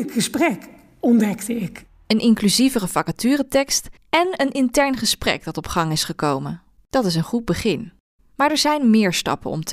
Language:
Dutch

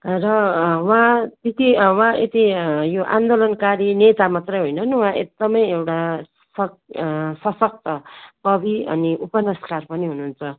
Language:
Nepali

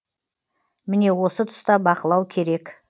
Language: Kazakh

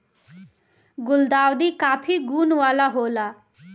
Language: Bhojpuri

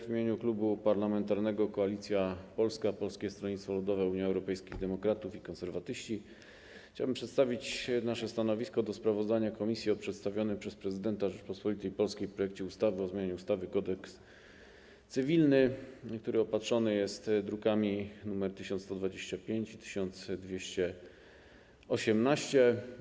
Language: Polish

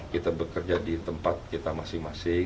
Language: Indonesian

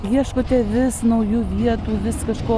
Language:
Lithuanian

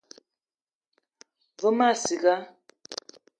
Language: Eton (Cameroon)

